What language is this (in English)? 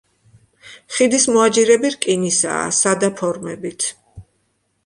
Georgian